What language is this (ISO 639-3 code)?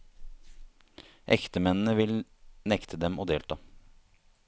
nor